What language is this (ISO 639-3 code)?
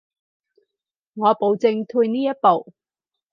yue